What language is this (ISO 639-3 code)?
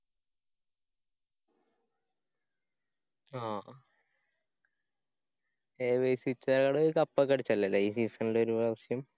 mal